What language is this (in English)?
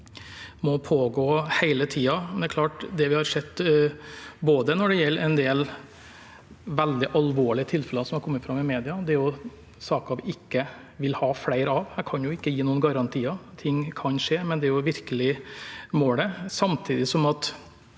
Norwegian